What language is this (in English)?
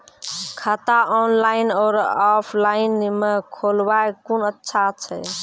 Maithili